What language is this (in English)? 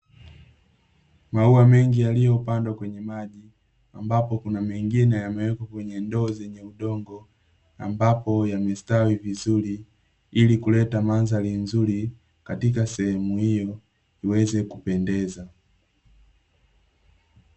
Swahili